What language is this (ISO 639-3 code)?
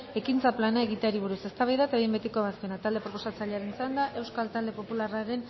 eus